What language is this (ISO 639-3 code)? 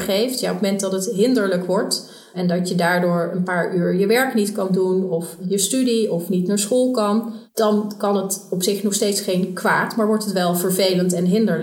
nld